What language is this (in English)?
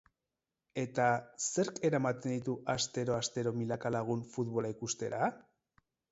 Basque